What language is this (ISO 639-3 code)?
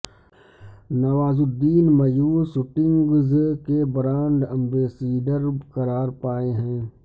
urd